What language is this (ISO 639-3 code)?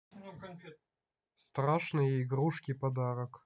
rus